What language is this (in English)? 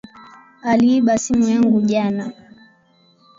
Swahili